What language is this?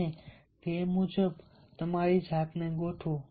Gujarati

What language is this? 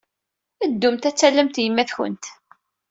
Kabyle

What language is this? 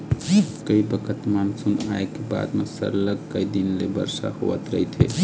Chhattisgarhi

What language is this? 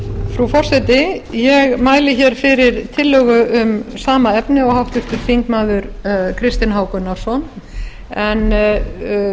Icelandic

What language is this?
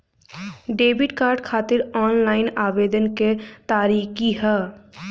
Bhojpuri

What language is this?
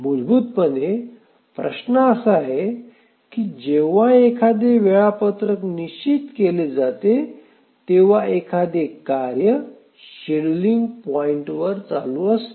Marathi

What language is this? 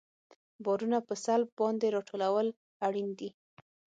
Pashto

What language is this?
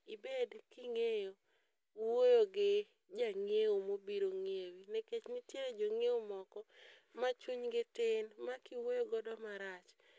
Luo (Kenya and Tanzania)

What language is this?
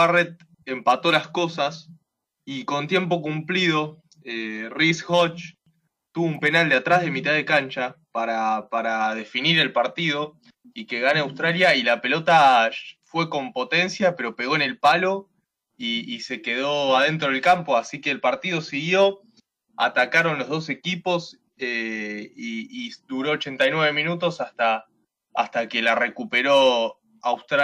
Spanish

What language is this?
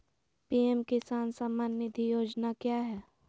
Magahi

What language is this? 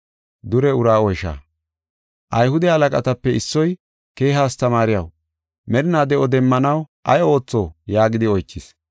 Gofa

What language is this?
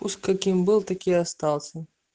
Russian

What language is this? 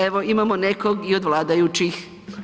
Croatian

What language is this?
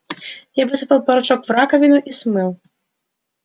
Russian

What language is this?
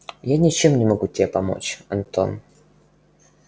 Russian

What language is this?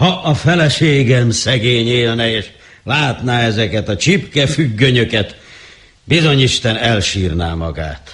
Hungarian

